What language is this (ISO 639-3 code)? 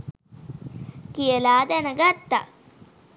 sin